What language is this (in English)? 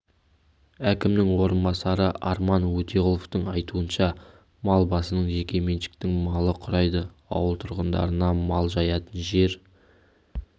Kazakh